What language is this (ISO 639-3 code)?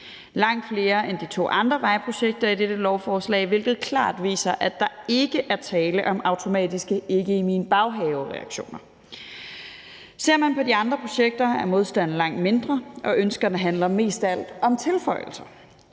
dan